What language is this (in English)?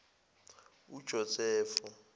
Zulu